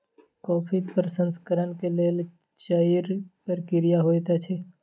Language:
Maithili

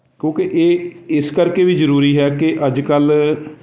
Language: Punjabi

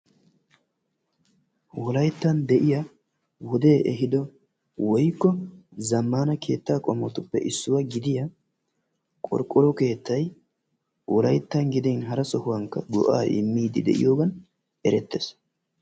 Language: Wolaytta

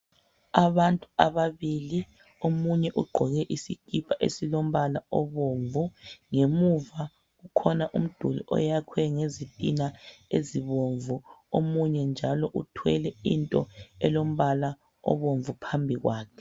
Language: North Ndebele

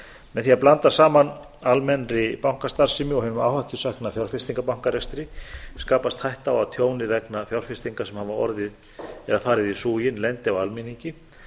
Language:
Icelandic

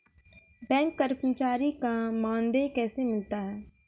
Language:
Maithili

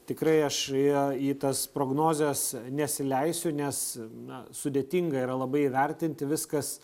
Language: Lithuanian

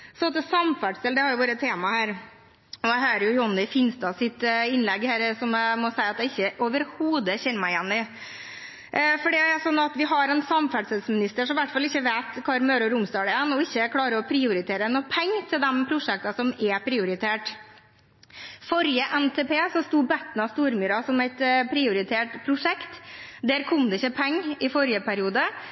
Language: Norwegian Bokmål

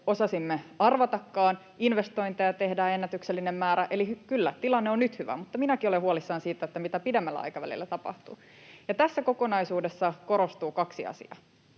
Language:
Finnish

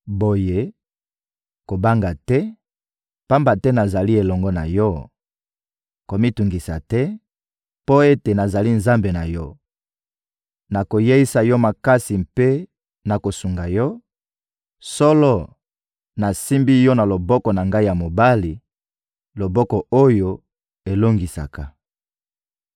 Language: Lingala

